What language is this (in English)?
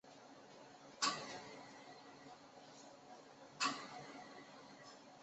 Chinese